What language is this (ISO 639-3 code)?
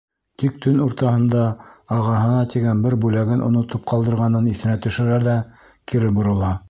bak